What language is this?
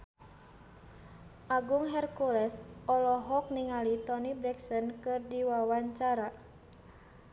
Sundanese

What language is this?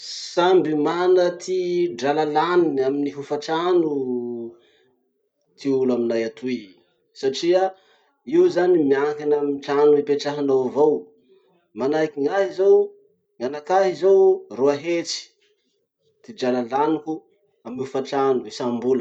Masikoro Malagasy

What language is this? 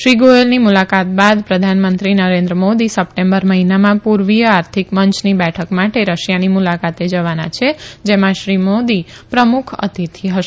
Gujarati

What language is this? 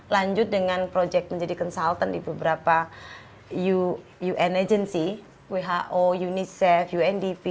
Indonesian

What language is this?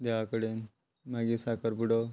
Konkani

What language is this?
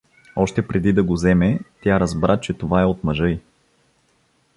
Bulgarian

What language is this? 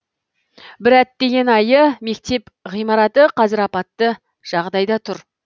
Kazakh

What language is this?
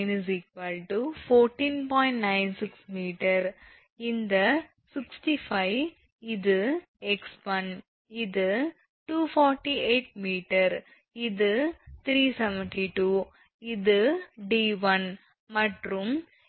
Tamil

